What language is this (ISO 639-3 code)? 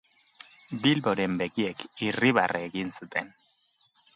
eus